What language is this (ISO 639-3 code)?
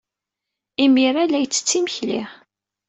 kab